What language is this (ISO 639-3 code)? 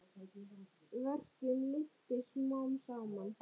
isl